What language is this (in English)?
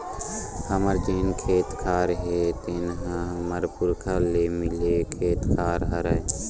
Chhattisgarhi